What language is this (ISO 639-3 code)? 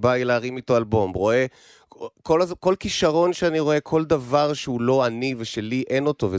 heb